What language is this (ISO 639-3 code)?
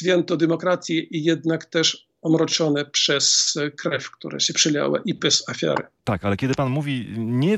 pol